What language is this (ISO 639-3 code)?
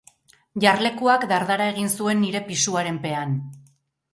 eus